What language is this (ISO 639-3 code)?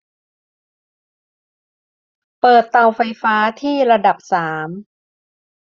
tha